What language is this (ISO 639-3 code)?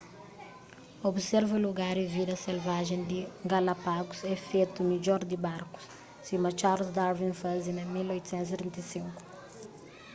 kea